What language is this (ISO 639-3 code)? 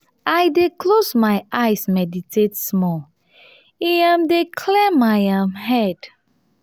pcm